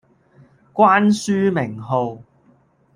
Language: Cantonese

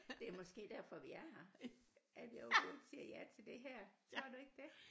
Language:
Danish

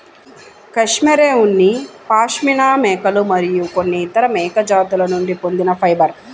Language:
Telugu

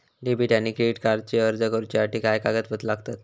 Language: Marathi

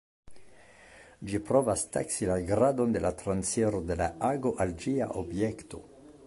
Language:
Esperanto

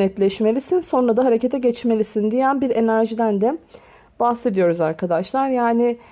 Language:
Turkish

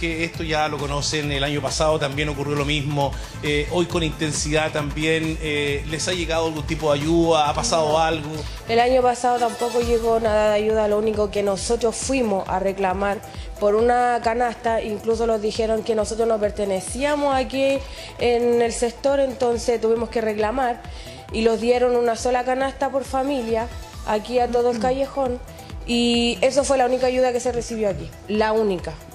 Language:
Spanish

